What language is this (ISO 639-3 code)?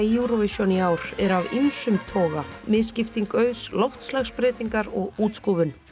isl